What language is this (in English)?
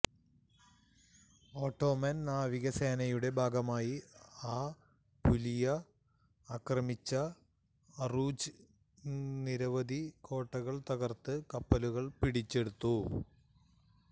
Malayalam